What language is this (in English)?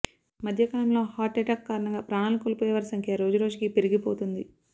Telugu